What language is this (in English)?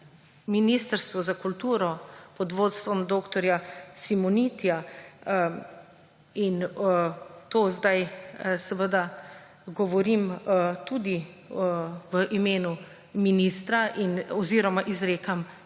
Slovenian